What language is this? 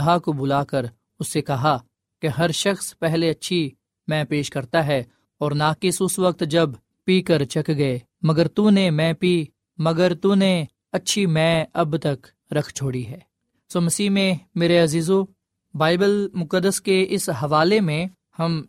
Urdu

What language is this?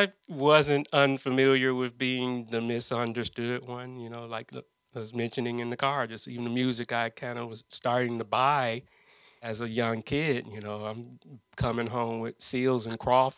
English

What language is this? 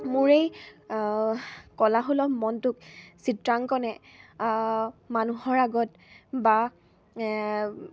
Assamese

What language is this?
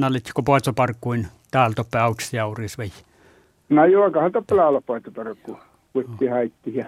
Finnish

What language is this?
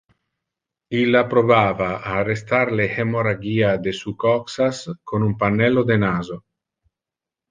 Interlingua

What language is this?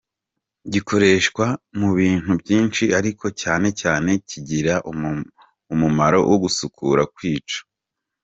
Kinyarwanda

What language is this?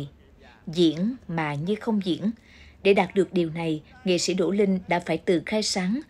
Vietnamese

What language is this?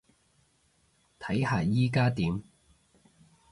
Cantonese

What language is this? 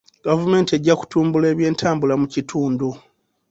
Ganda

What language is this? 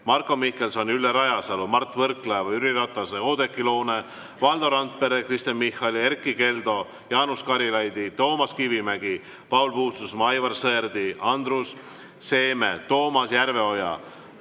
Estonian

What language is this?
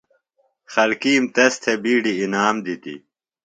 Phalura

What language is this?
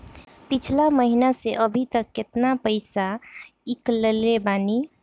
Bhojpuri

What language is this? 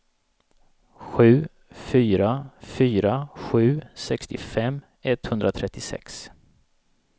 Swedish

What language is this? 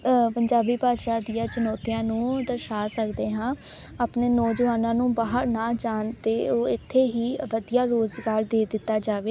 Punjabi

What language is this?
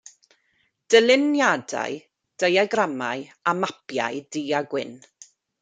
Welsh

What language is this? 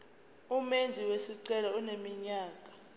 Zulu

